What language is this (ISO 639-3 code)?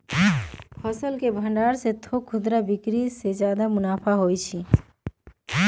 mag